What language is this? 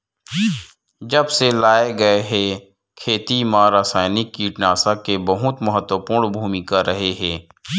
Chhattisgarhi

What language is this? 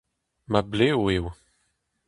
Breton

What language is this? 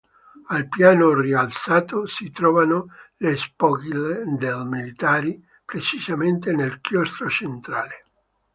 Italian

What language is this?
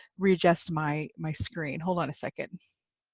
English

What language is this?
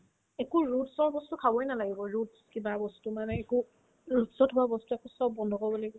Assamese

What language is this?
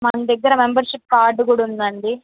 Telugu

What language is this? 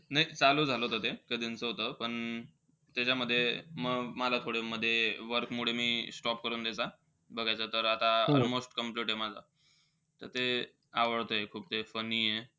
Marathi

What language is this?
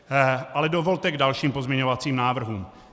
Czech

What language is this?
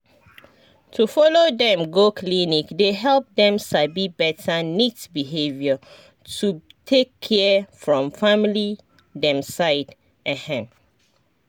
Nigerian Pidgin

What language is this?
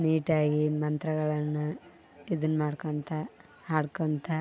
Kannada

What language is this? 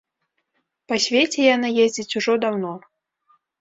Belarusian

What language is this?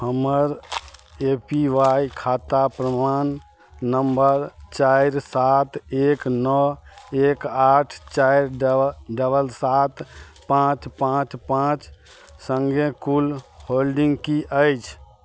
Maithili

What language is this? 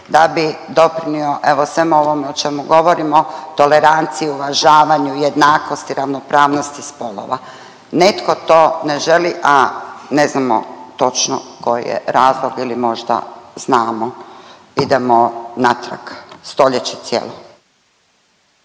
Croatian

